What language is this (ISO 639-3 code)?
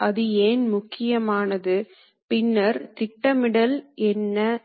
tam